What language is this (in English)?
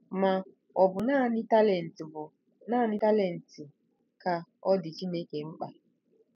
Igbo